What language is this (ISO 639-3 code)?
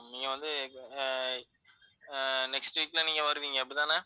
tam